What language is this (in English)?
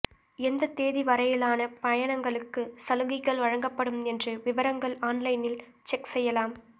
Tamil